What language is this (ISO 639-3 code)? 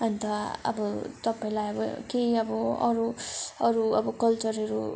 nep